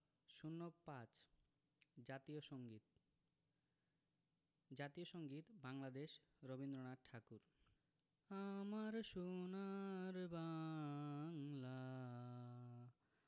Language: Bangla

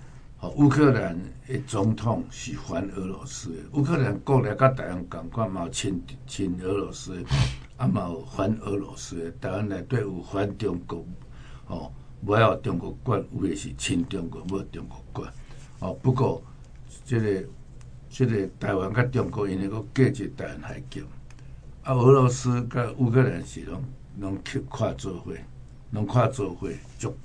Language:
Chinese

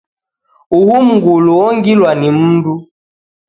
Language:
Taita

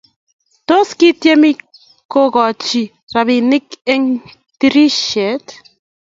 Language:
Kalenjin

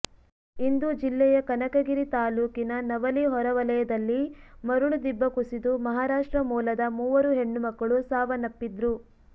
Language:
Kannada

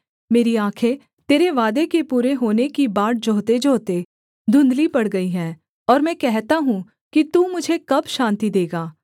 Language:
Hindi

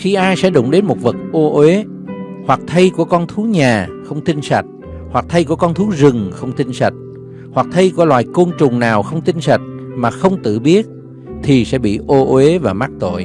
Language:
Vietnamese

